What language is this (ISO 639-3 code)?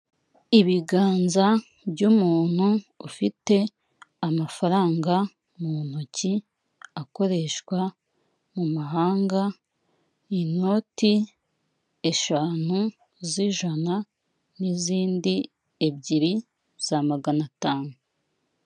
kin